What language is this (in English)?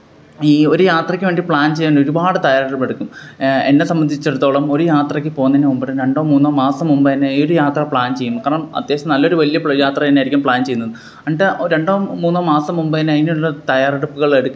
Malayalam